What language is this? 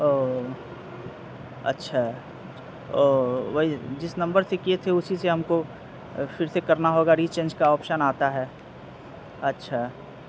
Urdu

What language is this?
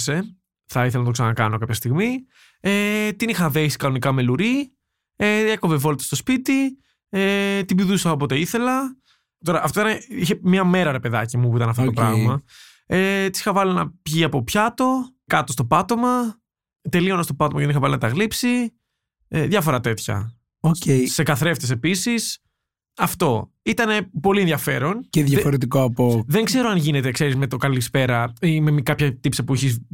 Greek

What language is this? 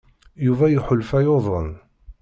Kabyle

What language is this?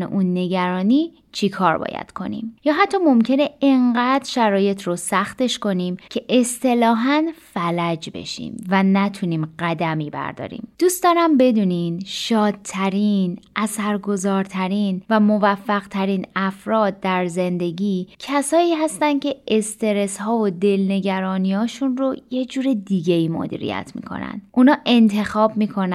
Persian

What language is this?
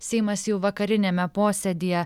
Lithuanian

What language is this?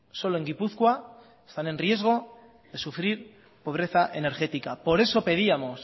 Spanish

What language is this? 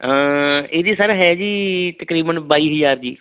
Punjabi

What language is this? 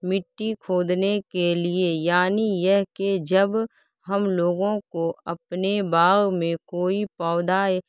Urdu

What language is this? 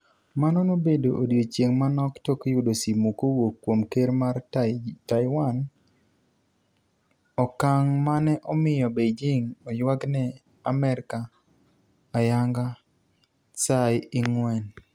Luo (Kenya and Tanzania)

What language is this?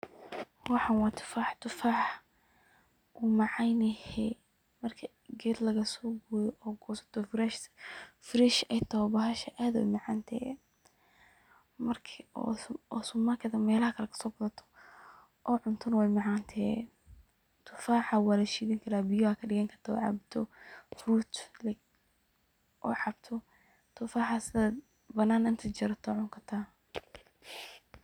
Somali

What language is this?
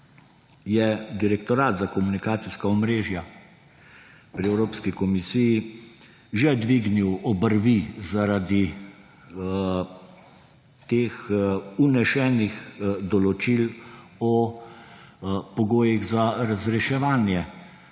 Slovenian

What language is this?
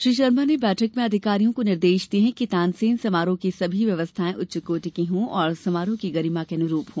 Hindi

